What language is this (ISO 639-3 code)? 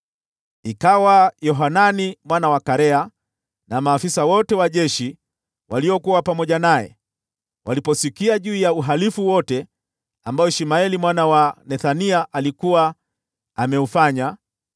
swa